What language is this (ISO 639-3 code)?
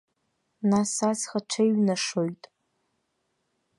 abk